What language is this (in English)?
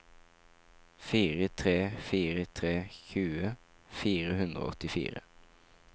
Norwegian